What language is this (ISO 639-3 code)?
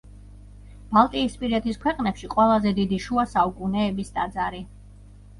kat